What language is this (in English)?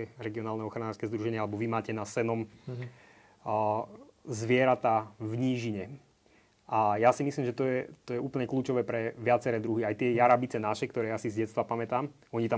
Slovak